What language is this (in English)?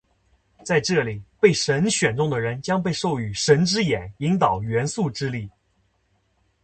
Chinese